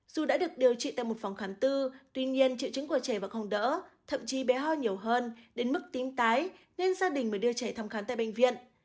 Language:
Vietnamese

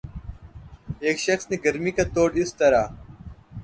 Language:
Urdu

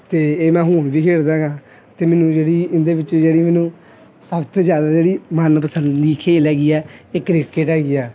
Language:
Punjabi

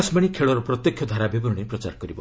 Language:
Odia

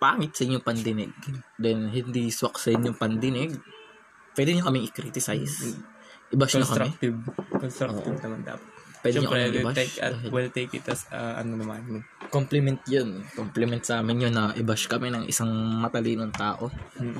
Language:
Filipino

